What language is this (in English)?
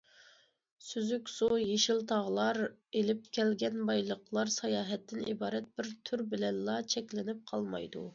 Uyghur